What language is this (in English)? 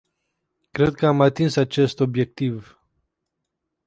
Romanian